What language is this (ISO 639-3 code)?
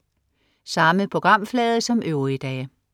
dan